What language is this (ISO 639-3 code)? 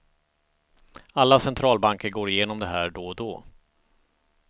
swe